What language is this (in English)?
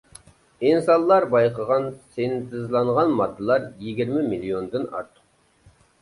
Uyghur